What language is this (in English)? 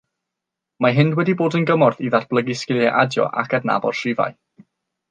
Welsh